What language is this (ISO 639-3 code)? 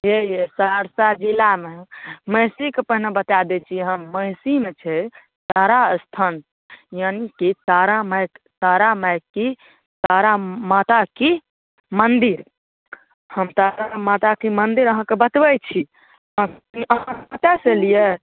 mai